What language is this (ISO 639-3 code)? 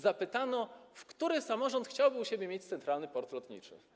pol